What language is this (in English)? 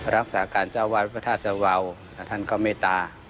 Thai